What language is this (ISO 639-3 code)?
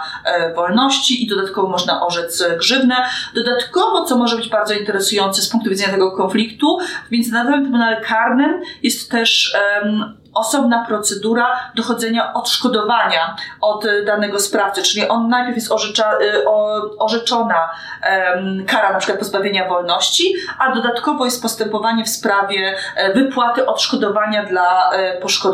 pol